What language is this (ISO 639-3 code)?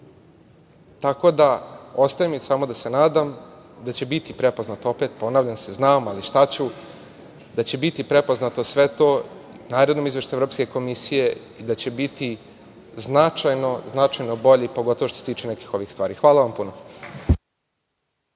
srp